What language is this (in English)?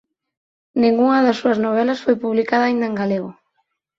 Galician